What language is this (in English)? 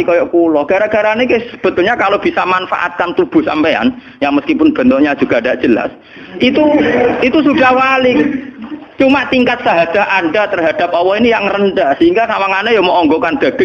Indonesian